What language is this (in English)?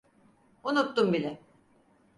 Turkish